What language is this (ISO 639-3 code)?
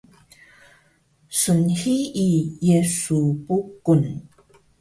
trv